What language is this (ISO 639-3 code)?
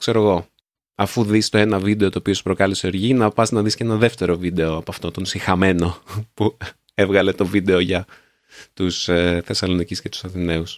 ell